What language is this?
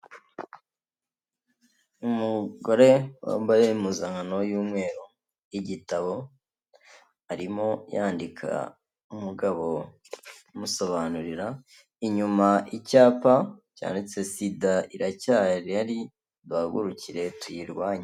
Kinyarwanda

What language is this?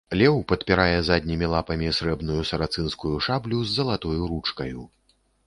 Belarusian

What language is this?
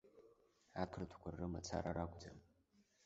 Abkhazian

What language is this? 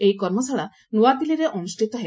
Odia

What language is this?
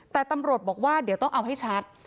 Thai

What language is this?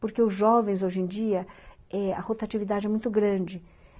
Portuguese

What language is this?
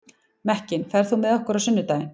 Icelandic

